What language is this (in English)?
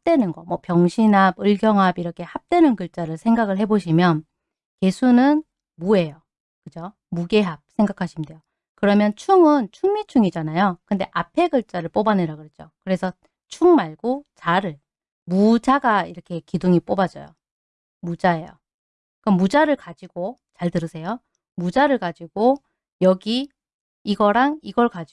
Korean